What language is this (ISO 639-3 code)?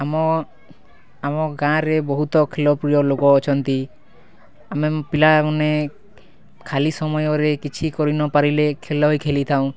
ori